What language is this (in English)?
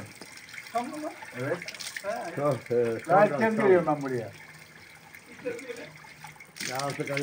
Turkish